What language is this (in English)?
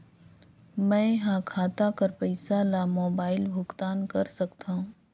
Chhattisgarhi